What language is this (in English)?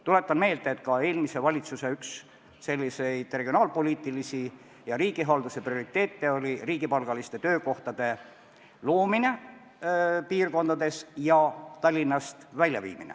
Estonian